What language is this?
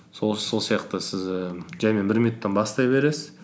Kazakh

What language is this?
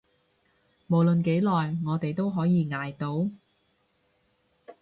Cantonese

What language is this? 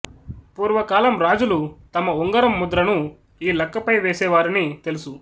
Telugu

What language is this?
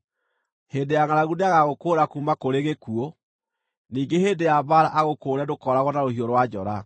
Kikuyu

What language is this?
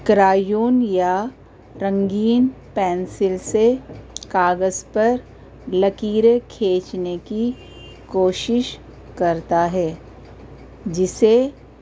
Urdu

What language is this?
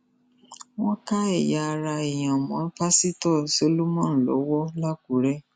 Yoruba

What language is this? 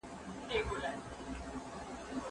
Pashto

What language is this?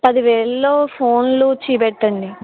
Telugu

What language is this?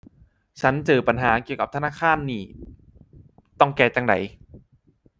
Thai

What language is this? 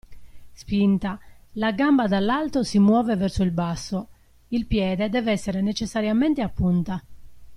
Italian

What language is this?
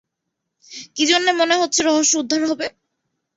Bangla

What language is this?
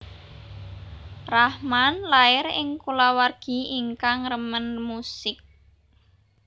Javanese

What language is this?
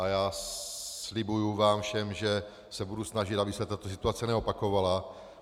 Czech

